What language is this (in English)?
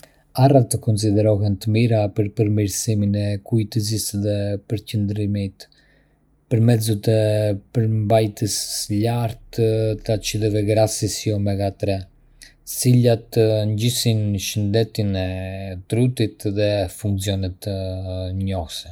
Arbëreshë Albanian